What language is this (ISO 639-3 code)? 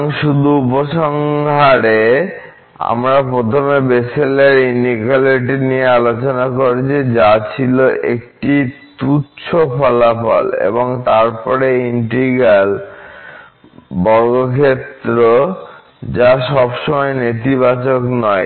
ben